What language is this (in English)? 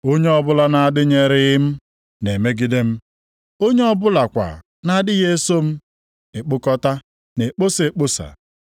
Igbo